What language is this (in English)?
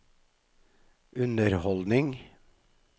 Norwegian